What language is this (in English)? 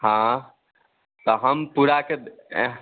Hindi